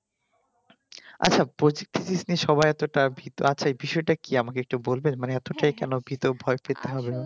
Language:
Bangla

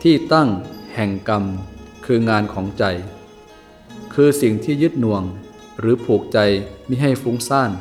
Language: Thai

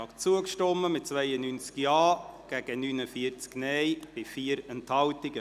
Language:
Swiss German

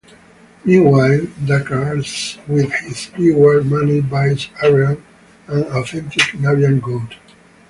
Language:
English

